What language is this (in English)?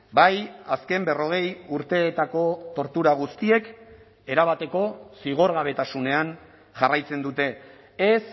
Basque